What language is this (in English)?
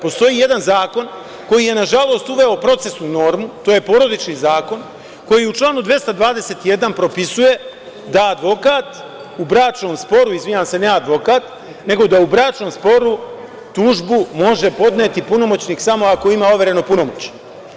Serbian